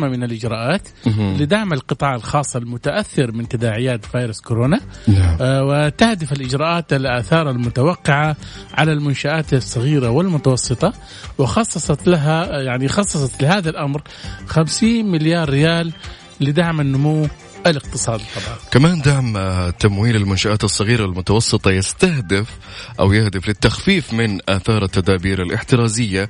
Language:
Arabic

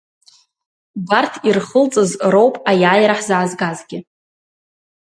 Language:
Abkhazian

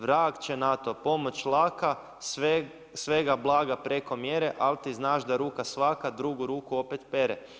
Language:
Croatian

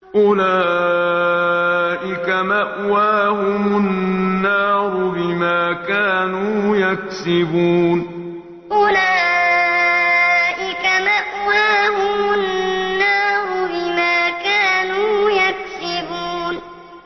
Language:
Arabic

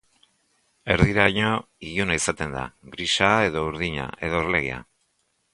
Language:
Basque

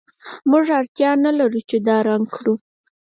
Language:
Pashto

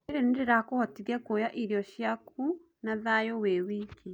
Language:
Kikuyu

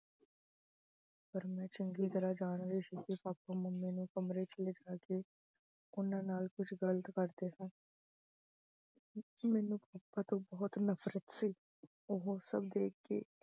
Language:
Punjabi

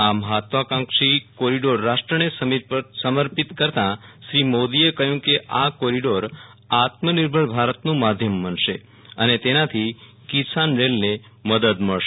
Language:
Gujarati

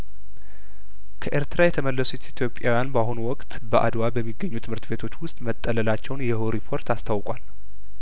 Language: Amharic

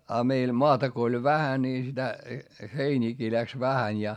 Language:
Finnish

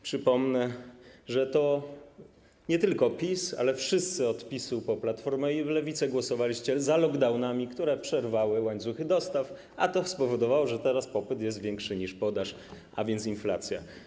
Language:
Polish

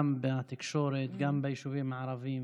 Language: Hebrew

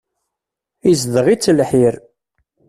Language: Kabyle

